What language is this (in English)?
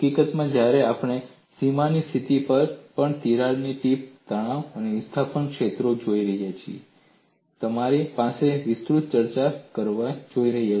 Gujarati